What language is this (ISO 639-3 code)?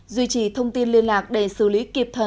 vie